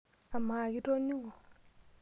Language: Masai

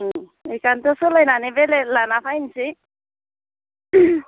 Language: Bodo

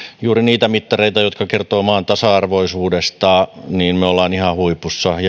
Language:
Finnish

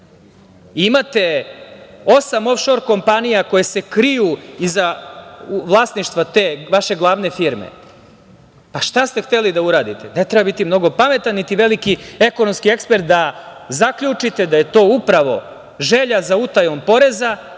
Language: Serbian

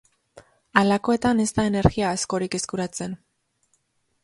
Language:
Basque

